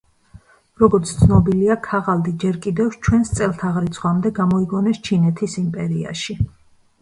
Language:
Georgian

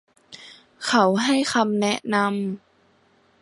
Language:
Thai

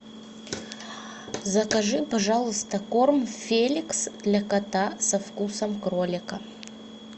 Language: Russian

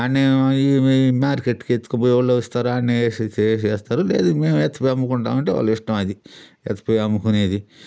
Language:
Telugu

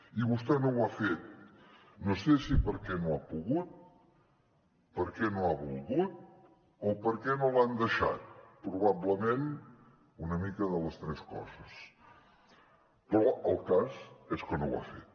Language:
Catalan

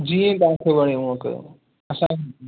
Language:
Sindhi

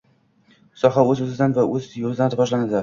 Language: Uzbek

